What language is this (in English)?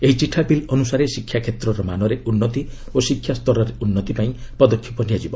Odia